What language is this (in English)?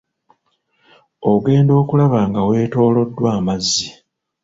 Ganda